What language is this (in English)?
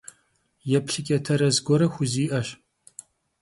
Kabardian